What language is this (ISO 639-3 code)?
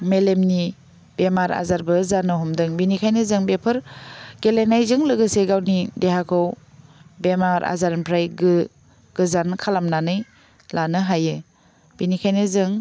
brx